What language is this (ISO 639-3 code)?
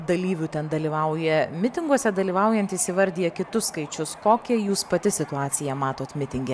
lit